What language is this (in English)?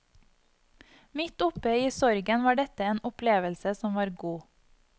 Norwegian